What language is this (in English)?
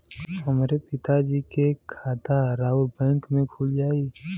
Bhojpuri